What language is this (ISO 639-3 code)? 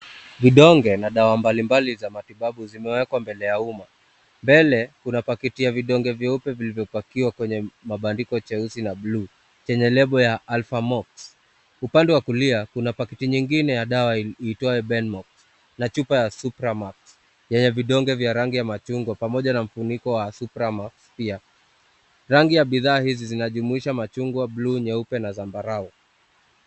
swa